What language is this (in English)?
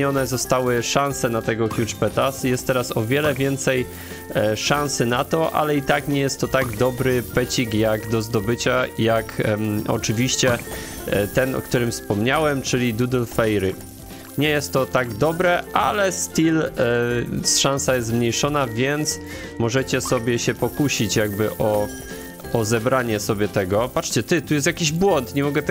Polish